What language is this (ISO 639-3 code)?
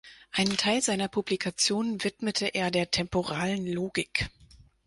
deu